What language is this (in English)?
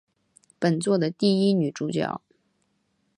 Chinese